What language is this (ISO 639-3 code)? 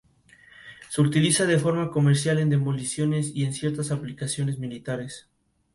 spa